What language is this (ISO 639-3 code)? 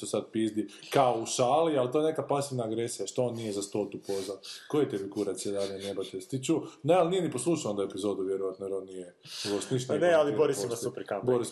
hrv